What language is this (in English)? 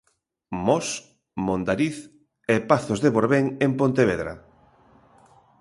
Galician